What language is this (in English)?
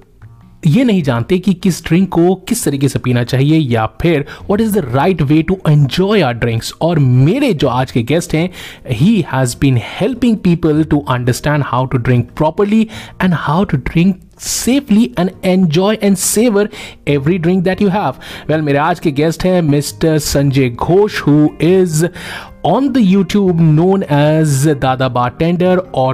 Hindi